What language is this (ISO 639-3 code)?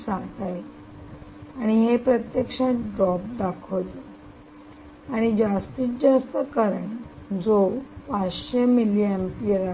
mar